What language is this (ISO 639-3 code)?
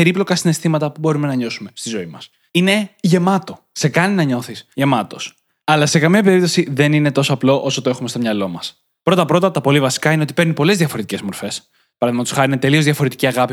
ell